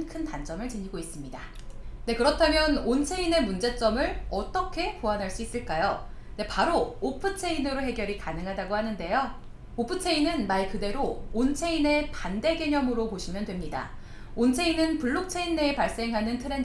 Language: Korean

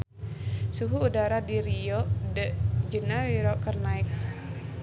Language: Sundanese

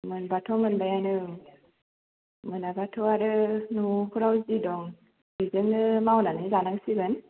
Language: Bodo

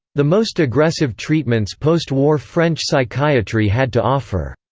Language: English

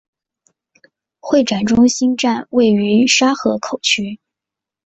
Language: Chinese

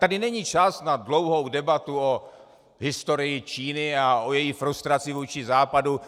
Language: Czech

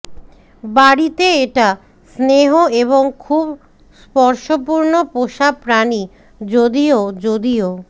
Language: Bangla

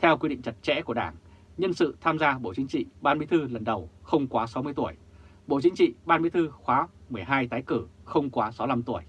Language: Vietnamese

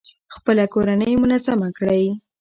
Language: Pashto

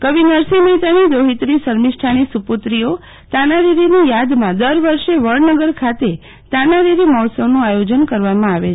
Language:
Gujarati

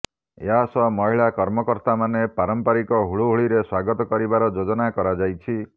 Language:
Odia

